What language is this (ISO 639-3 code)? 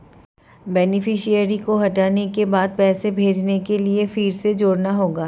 hin